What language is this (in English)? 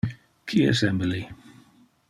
Interlingua